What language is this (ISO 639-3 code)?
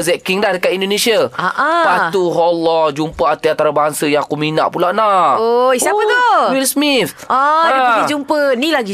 msa